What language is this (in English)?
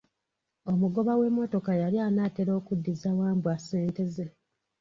Ganda